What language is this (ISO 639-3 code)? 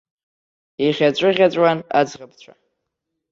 abk